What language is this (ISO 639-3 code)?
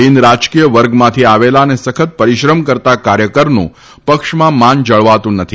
guj